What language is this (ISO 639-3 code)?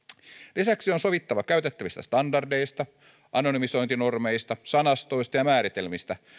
fin